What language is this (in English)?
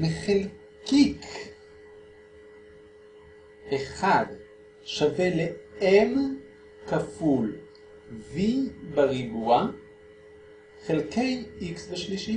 Hebrew